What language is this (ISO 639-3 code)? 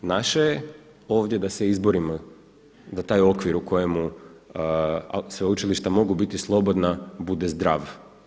hrv